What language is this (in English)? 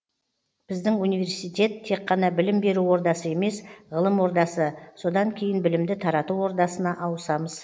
Kazakh